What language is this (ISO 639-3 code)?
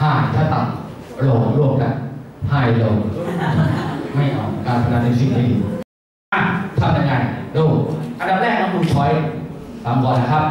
tha